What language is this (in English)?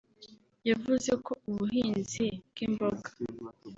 Kinyarwanda